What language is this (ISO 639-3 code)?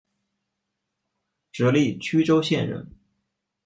zho